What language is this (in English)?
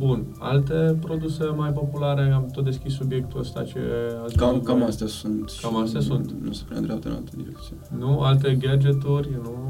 Romanian